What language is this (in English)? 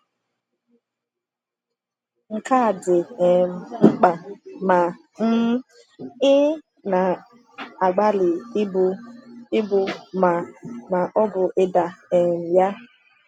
Igbo